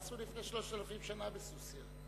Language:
Hebrew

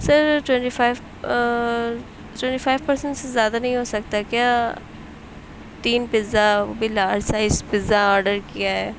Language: Urdu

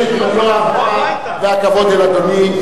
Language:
Hebrew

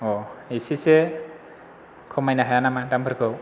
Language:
Bodo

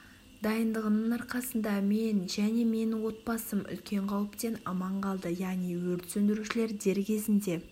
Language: Kazakh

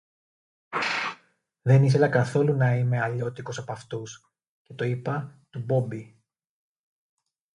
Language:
Greek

